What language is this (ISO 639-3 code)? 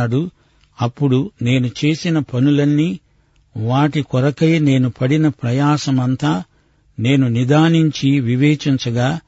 tel